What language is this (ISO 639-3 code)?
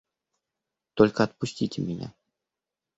rus